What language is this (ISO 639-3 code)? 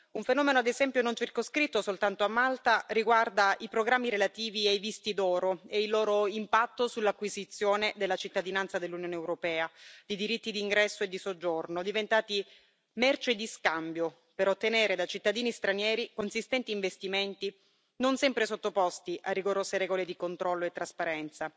ita